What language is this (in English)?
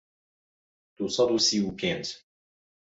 Central Kurdish